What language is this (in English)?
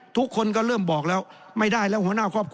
Thai